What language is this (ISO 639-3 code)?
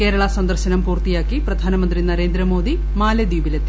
mal